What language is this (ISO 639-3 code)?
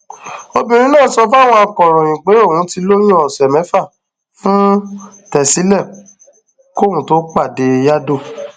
yor